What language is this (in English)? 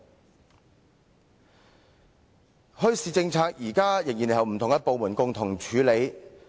Cantonese